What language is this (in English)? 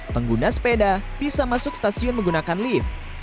Indonesian